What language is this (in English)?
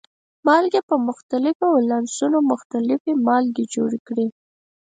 Pashto